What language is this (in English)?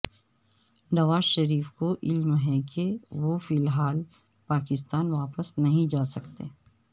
Urdu